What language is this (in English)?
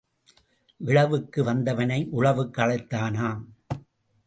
Tamil